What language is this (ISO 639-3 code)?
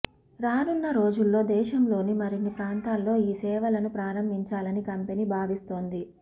tel